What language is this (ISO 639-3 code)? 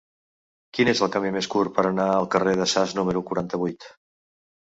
cat